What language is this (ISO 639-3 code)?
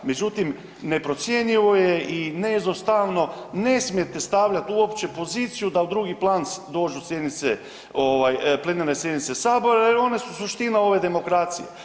hrv